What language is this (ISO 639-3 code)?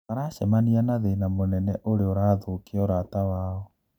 kik